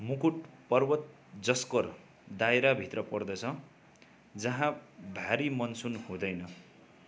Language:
Nepali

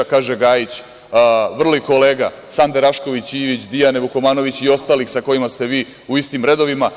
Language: Serbian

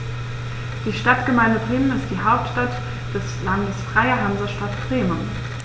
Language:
German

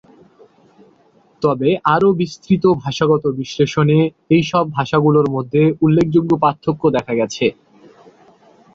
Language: Bangla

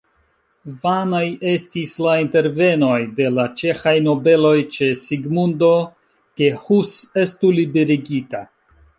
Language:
Esperanto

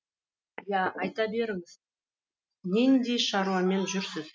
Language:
Kazakh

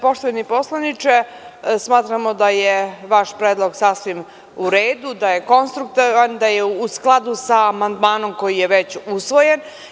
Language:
Serbian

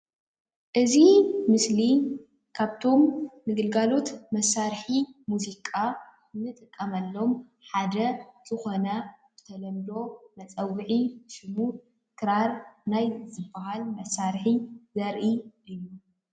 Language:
Tigrinya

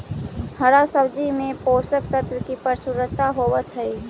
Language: Magahi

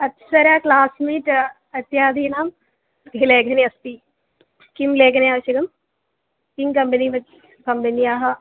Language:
Sanskrit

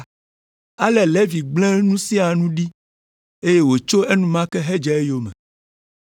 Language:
Ewe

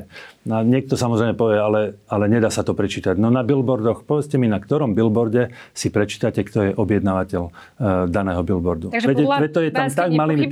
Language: Slovak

